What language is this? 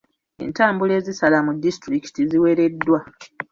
Ganda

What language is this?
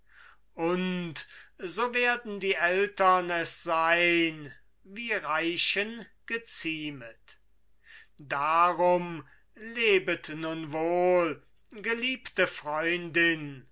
German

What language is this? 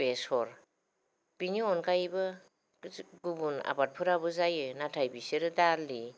Bodo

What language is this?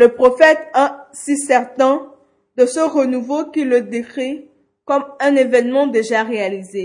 French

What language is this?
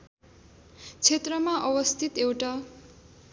Nepali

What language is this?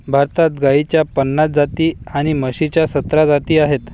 Marathi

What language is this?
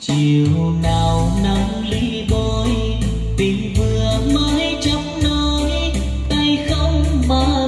Vietnamese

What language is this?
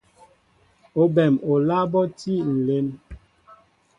Mbo (Cameroon)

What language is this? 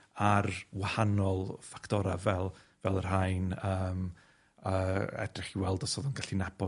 Welsh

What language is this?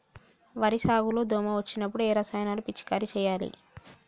Telugu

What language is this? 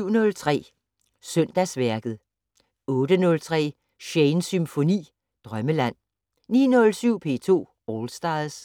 Danish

